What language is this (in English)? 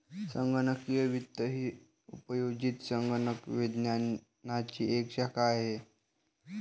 Marathi